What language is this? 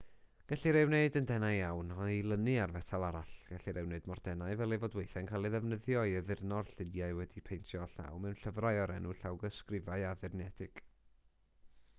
Welsh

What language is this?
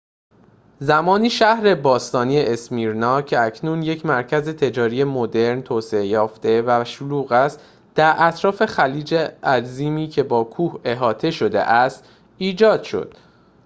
Persian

